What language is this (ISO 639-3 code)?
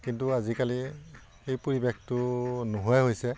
asm